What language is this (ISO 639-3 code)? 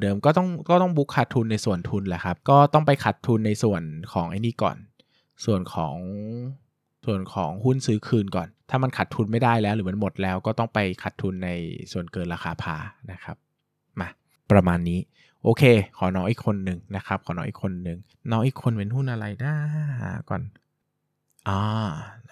tha